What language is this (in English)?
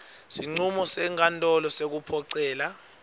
Swati